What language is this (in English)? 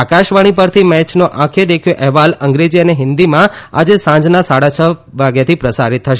Gujarati